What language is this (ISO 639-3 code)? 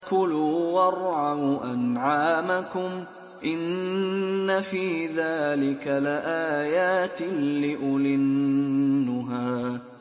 ara